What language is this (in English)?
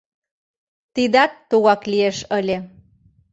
Mari